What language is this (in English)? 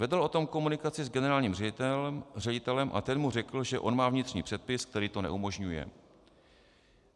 Czech